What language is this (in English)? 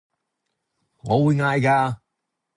Cantonese